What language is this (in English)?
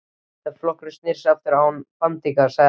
Icelandic